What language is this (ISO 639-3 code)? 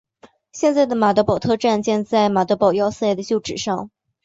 zho